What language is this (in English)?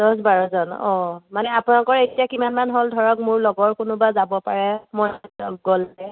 Assamese